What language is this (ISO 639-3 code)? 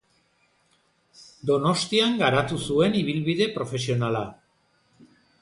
eus